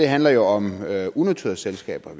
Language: Danish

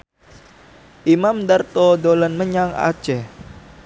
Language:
Javanese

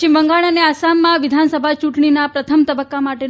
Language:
Gujarati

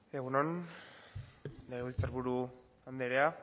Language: Basque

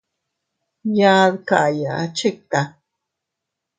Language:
Teutila Cuicatec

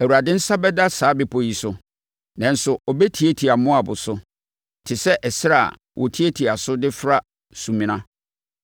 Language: Akan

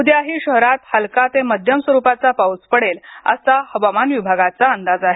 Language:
Marathi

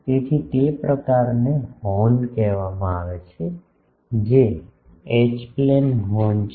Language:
Gujarati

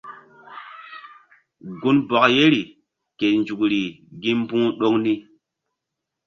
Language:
Mbum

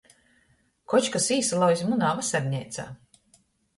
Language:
Latgalian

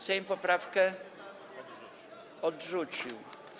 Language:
Polish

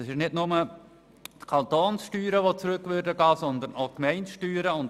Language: Swiss German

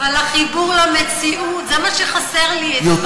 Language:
Hebrew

